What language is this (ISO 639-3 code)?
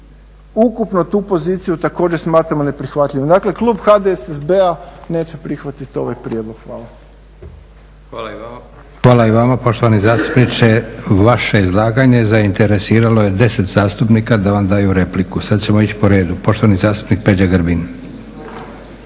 hrv